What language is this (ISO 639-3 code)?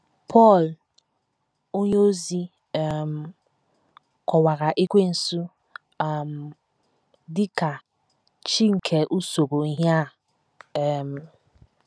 ibo